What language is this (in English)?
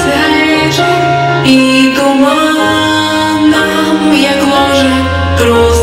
Romanian